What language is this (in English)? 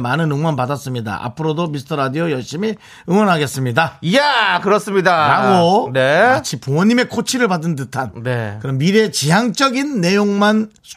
Korean